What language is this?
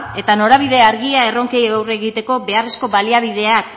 Basque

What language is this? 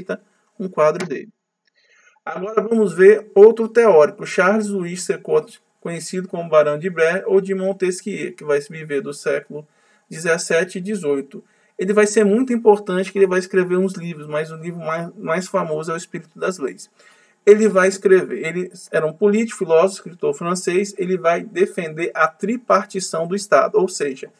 Portuguese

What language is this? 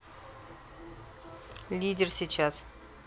Russian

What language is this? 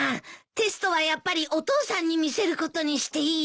Japanese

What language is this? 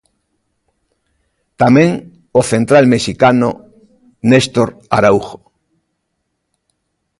Galician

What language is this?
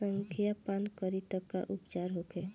Bhojpuri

